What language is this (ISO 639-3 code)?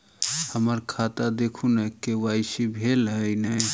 mai